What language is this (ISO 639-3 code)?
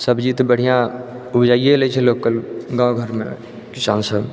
mai